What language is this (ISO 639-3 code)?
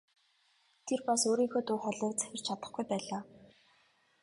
mon